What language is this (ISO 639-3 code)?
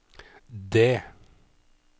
nor